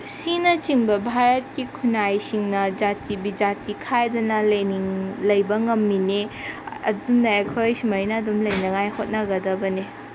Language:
Manipuri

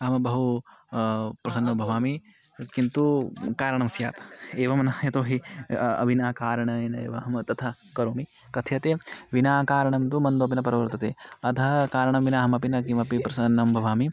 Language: Sanskrit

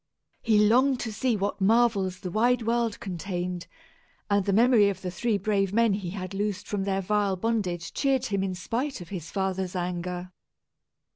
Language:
English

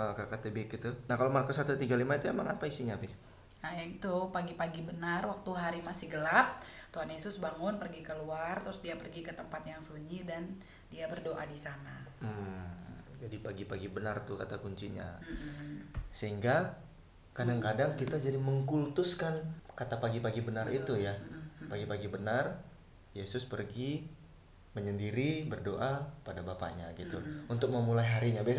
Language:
Indonesian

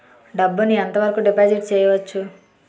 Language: Telugu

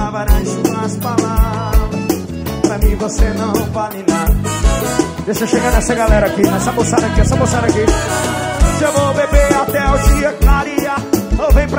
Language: Portuguese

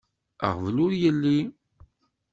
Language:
Kabyle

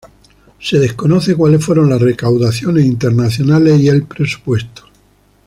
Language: Spanish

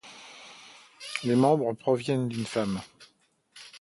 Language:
French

